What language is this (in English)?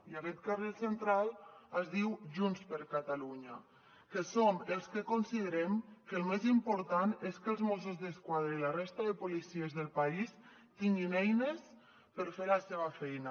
Catalan